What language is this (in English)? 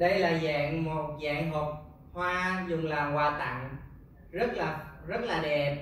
Vietnamese